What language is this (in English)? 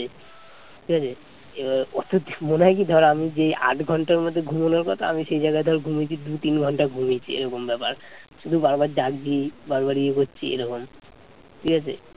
Bangla